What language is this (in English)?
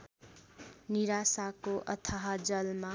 Nepali